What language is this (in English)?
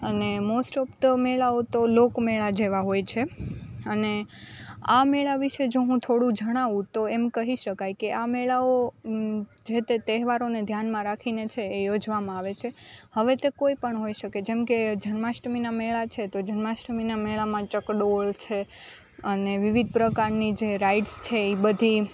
Gujarati